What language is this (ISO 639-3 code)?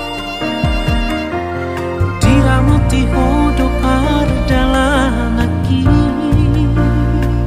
ind